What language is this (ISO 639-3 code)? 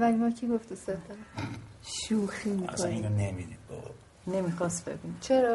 fas